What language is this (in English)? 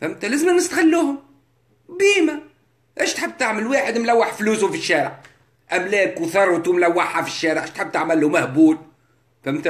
Arabic